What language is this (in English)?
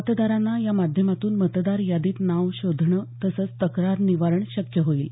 Marathi